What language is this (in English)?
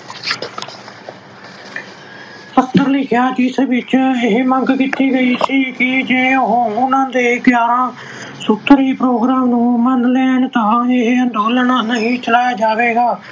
Punjabi